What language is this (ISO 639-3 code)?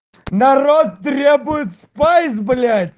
rus